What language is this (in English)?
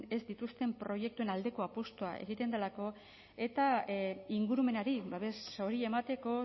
Basque